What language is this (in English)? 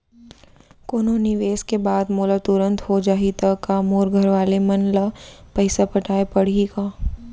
Chhattisgarhi